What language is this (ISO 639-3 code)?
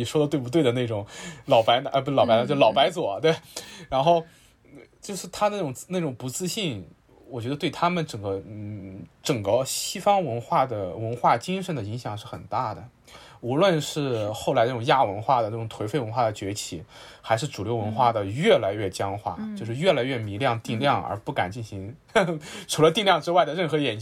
zho